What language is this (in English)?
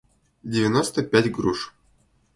Russian